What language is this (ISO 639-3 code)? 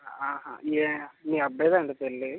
tel